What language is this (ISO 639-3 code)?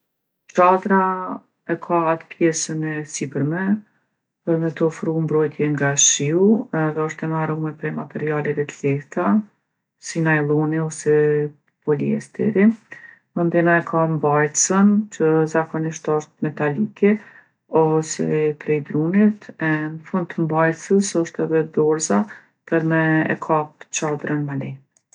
aln